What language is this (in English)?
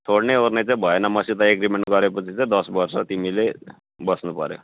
Nepali